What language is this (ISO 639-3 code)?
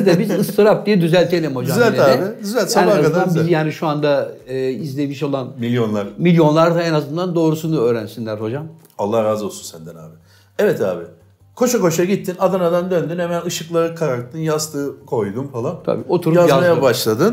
tur